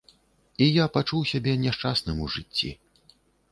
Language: Belarusian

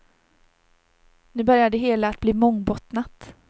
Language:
Swedish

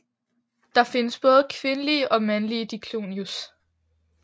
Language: Danish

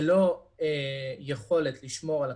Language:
Hebrew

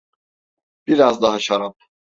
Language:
Turkish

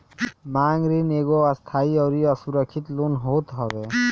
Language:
Bhojpuri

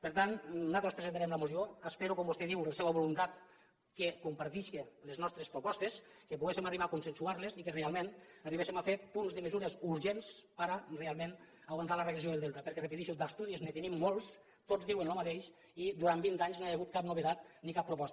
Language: Catalan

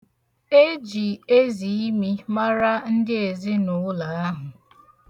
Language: Igbo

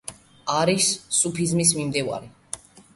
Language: Georgian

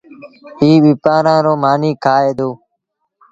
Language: Sindhi Bhil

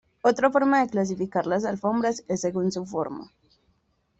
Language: Spanish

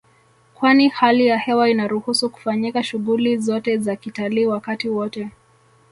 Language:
Swahili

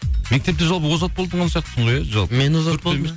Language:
Kazakh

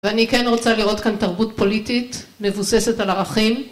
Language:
Hebrew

